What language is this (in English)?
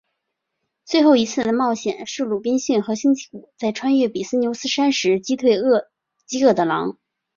Chinese